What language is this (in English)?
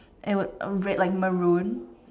English